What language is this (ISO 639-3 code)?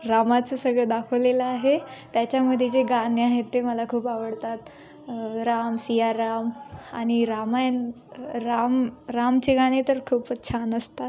mar